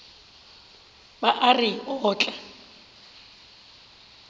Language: Northern Sotho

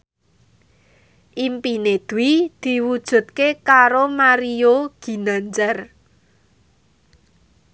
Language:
Javanese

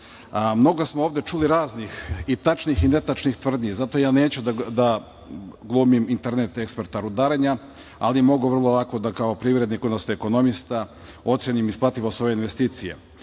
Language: Serbian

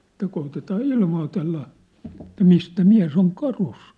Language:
Finnish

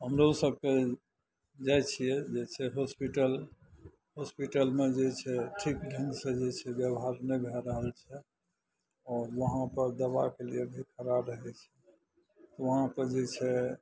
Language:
Maithili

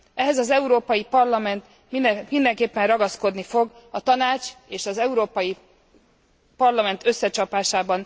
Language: Hungarian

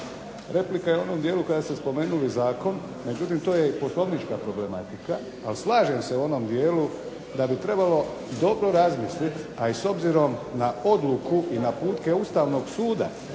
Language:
Croatian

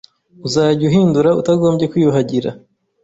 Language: Kinyarwanda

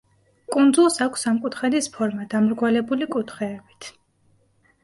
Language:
Georgian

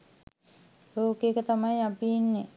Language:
Sinhala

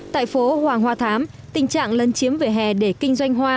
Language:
Vietnamese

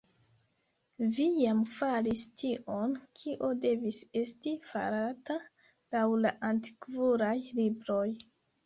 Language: Esperanto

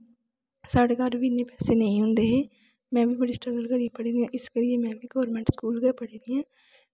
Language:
Dogri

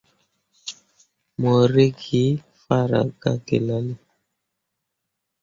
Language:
Mundang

